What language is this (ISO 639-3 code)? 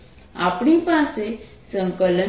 guj